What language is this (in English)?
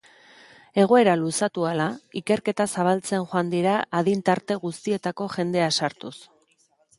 Basque